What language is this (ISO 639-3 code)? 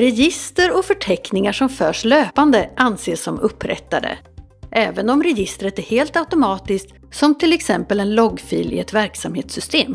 swe